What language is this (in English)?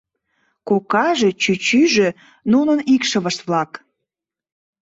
Mari